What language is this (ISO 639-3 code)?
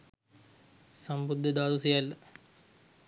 sin